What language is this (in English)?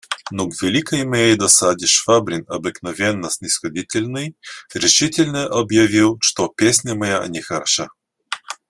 Russian